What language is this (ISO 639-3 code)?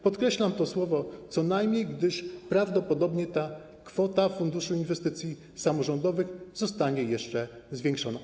pol